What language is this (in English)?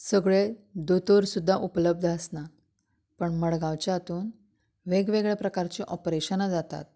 Konkani